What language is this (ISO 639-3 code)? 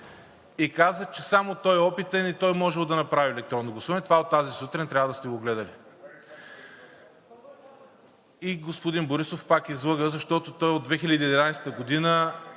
bul